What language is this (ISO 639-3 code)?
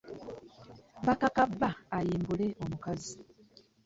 lug